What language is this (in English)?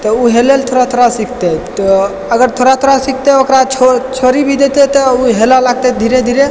Maithili